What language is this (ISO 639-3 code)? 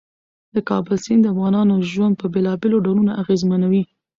pus